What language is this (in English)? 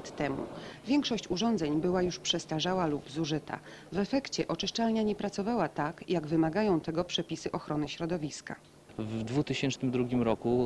Polish